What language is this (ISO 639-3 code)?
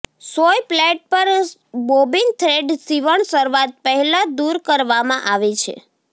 guj